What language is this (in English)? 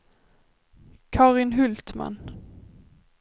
Swedish